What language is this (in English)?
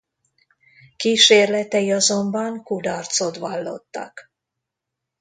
Hungarian